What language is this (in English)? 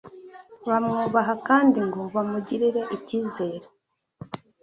Kinyarwanda